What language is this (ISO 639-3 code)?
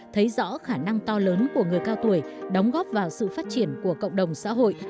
vie